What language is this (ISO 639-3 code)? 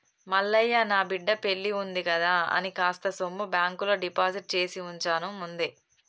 tel